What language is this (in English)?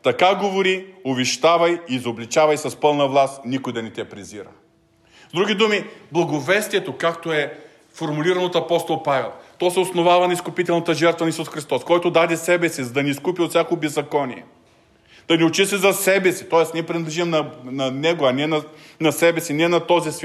Bulgarian